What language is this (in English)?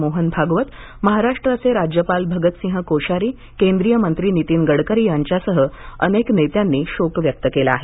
Marathi